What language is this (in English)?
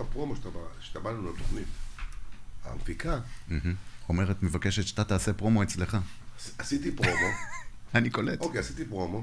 Hebrew